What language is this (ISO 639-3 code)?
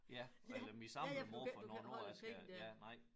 dan